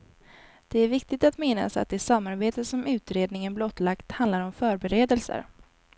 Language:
Swedish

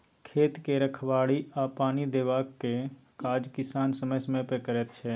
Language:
Maithili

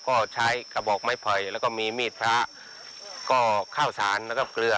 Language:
Thai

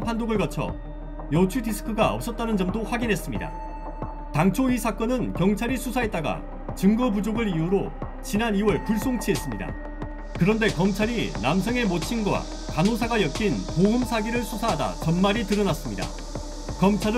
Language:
Korean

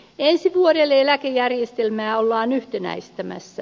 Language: Finnish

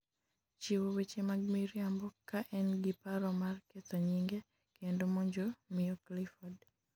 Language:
Luo (Kenya and Tanzania)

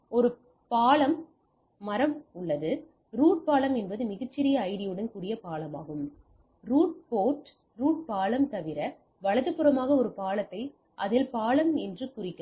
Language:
Tamil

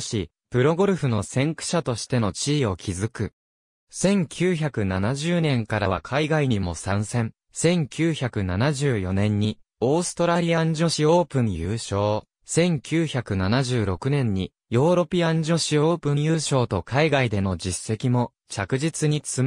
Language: Japanese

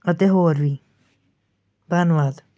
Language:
Punjabi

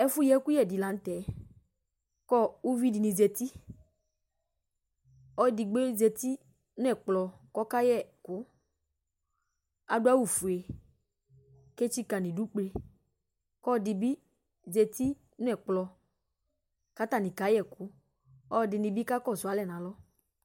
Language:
Ikposo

